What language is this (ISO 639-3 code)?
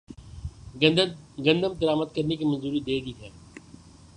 urd